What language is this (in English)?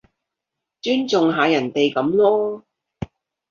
Cantonese